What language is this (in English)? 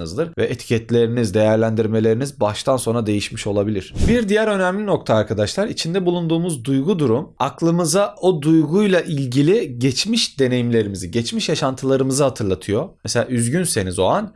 Turkish